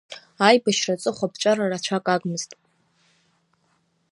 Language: Abkhazian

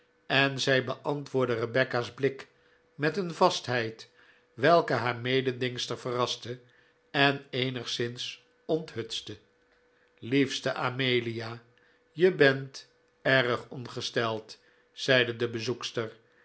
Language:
Dutch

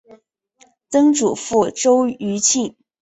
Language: Chinese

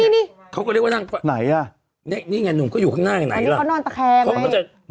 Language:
Thai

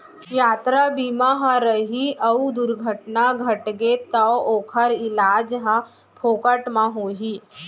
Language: Chhattisgarhi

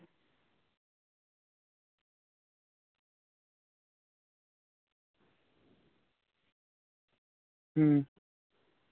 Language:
Santali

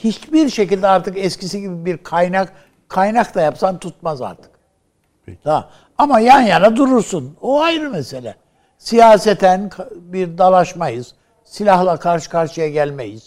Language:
Turkish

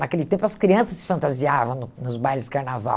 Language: Portuguese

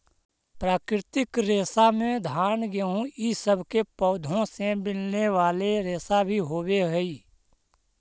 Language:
Magahi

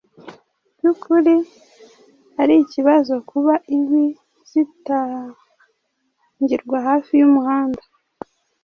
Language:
Kinyarwanda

